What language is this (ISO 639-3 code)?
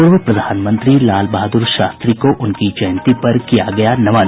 hin